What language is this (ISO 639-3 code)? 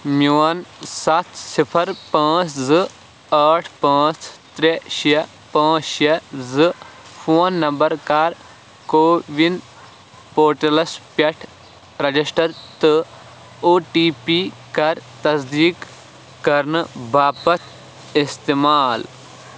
kas